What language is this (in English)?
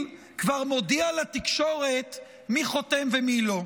Hebrew